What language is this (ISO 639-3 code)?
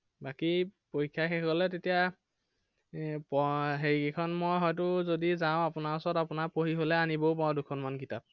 asm